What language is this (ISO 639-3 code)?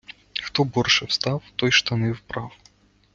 ukr